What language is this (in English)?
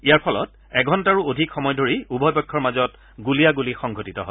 Assamese